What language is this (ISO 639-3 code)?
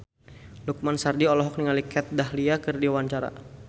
sun